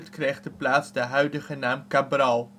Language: Dutch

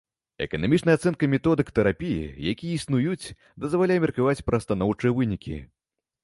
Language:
Belarusian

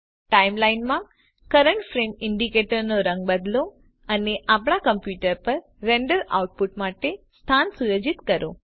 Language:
Gujarati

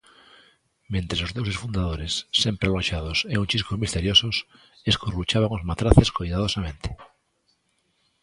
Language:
Galician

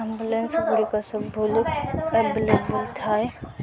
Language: Odia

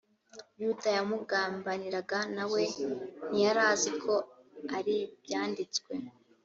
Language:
Kinyarwanda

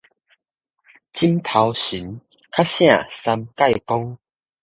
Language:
Min Nan Chinese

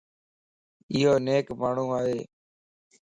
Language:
Lasi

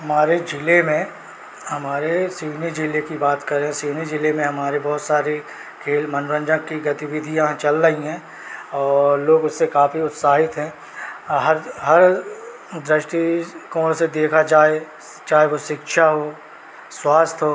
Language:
Hindi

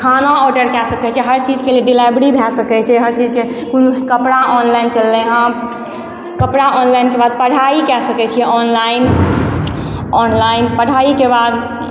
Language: Maithili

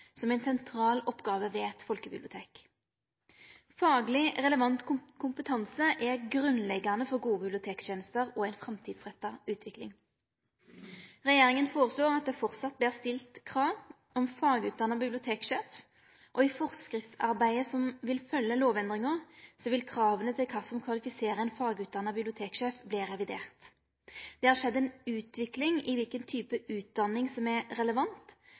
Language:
Norwegian Nynorsk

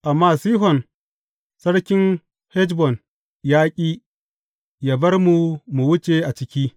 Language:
Hausa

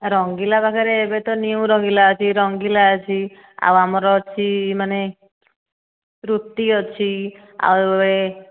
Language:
Odia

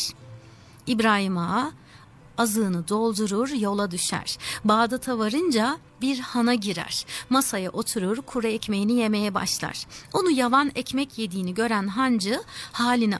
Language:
Turkish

